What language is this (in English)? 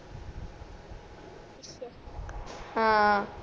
Punjabi